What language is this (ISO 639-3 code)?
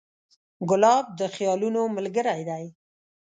pus